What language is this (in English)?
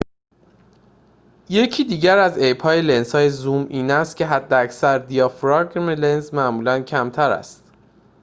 Persian